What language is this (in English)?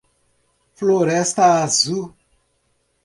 Portuguese